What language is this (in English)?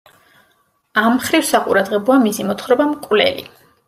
Georgian